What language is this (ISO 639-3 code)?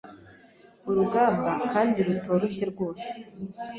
kin